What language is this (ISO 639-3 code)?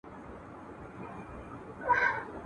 pus